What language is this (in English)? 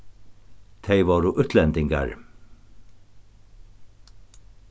Faroese